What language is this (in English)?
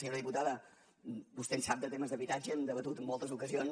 Catalan